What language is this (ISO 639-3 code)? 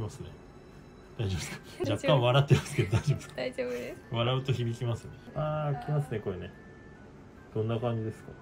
jpn